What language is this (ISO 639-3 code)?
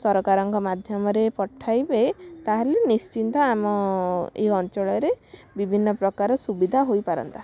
ori